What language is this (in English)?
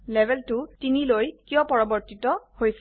Assamese